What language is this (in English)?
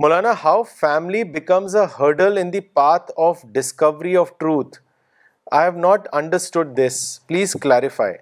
Urdu